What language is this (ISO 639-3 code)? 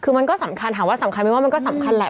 tha